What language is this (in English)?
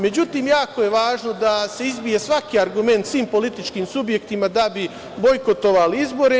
Serbian